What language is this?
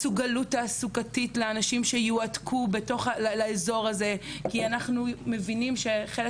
Hebrew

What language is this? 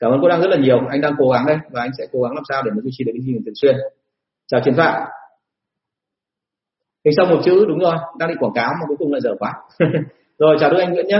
Vietnamese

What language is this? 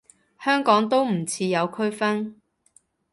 Cantonese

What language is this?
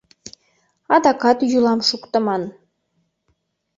Mari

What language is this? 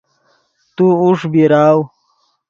Yidgha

